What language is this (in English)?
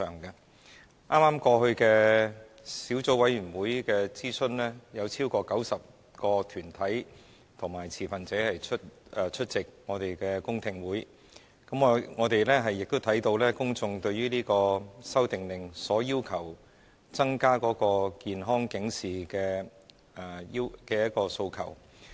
Cantonese